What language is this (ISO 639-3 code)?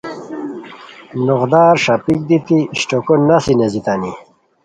khw